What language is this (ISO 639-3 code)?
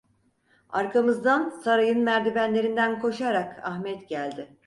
tur